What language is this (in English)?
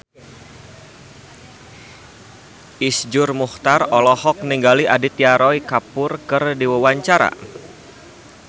Sundanese